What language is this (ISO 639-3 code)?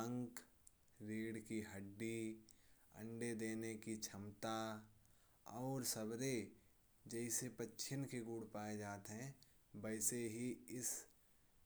bjj